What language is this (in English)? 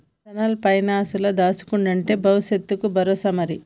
Telugu